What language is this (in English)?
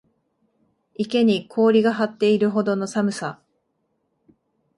Japanese